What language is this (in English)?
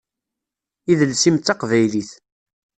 Kabyle